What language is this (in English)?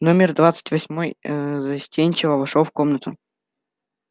Russian